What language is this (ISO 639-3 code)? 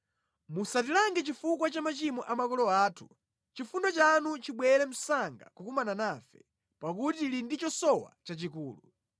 nya